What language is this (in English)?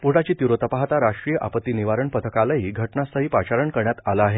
Marathi